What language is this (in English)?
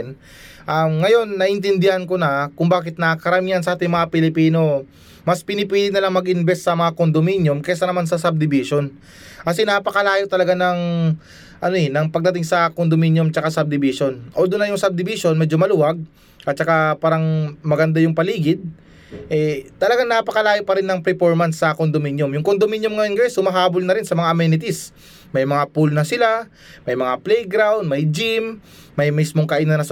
Filipino